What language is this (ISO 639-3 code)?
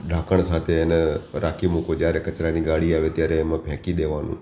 guj